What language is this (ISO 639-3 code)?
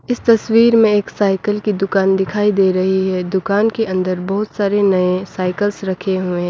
hin